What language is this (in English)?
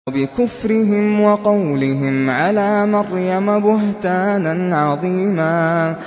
Arabic